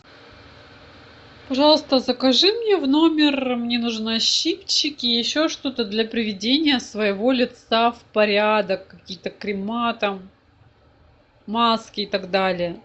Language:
Russian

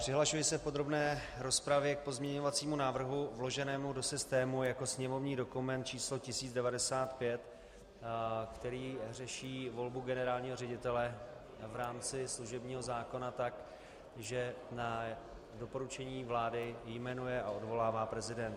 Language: Czech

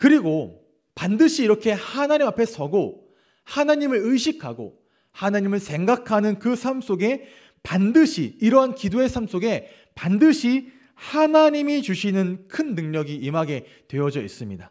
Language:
Korean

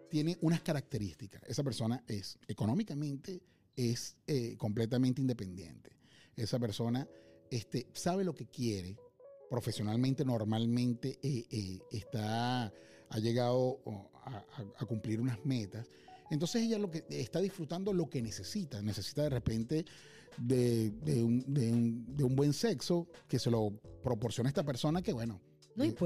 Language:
Spanish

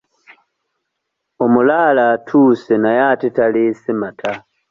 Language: Ganda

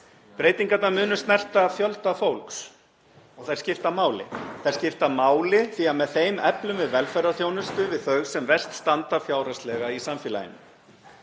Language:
Icelandic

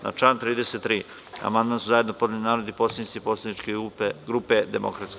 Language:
Serbian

